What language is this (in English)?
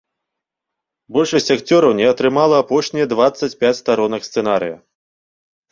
Belarusian